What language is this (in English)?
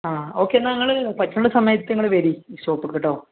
Malayalam